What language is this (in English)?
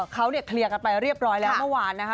Thai